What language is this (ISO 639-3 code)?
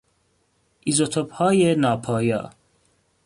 fas